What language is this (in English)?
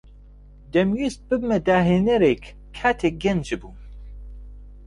Central Kurdish